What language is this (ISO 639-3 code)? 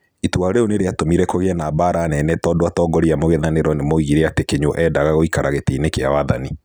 kik